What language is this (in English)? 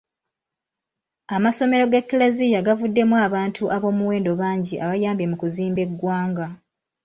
Ganda